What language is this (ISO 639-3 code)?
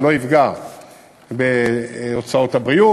heb